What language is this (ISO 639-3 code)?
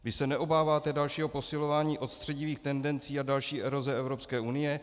ces